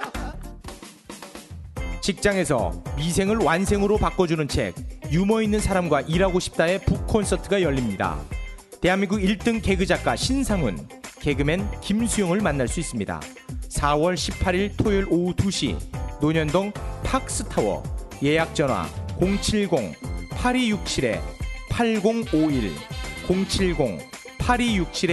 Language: Korean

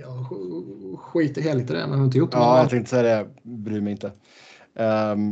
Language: Swedish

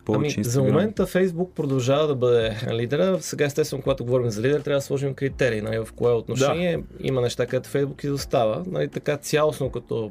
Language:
Bulgarian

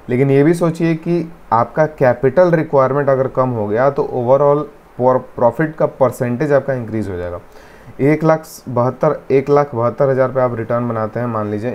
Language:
Hindi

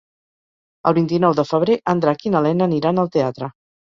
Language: Catalan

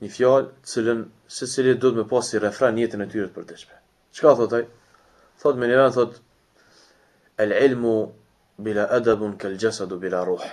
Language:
Romanian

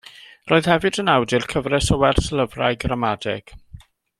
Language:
Welsh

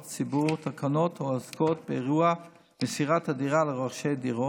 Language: Hebrew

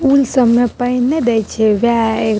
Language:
Maithili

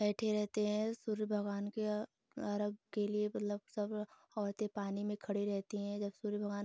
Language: Hindi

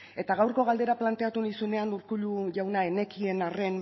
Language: Basque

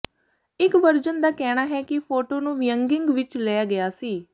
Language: Punjabi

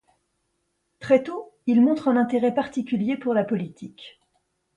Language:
French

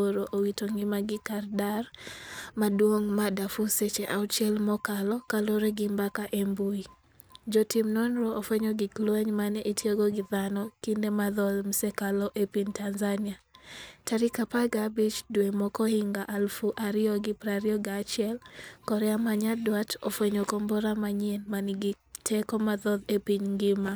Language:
Luo (Kenya and Tanzania)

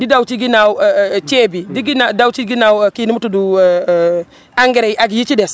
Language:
Wolof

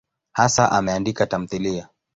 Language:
Swahili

